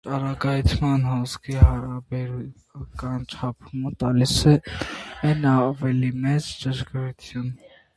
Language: Armenian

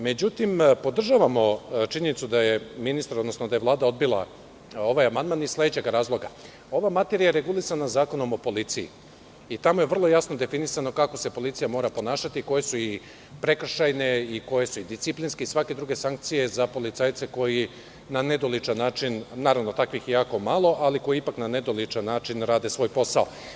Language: Serbian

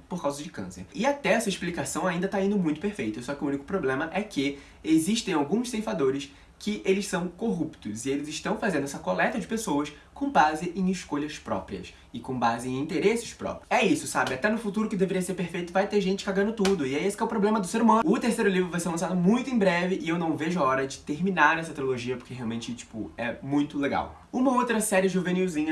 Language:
Portuguese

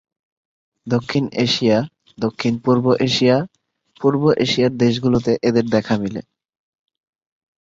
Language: Bangla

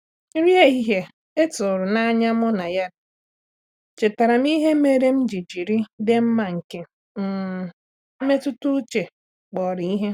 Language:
Igbo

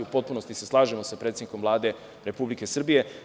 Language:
Serbian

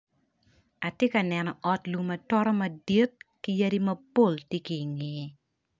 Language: Acoli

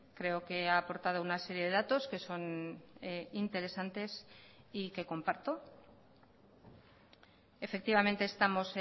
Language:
Spanish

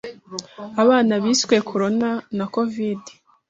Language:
Kinyarwanda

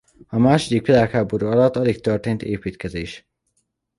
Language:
Hungarian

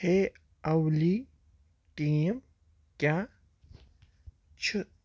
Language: Kashmiri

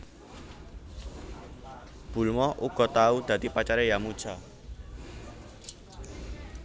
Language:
Javanese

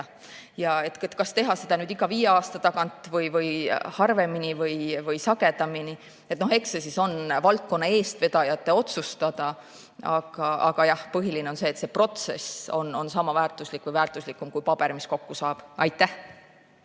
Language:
Estonian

